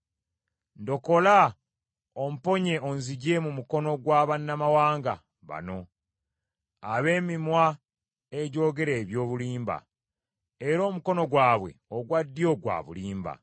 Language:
Ganda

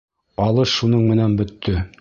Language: Bashkir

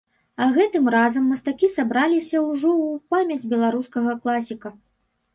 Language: Belarusian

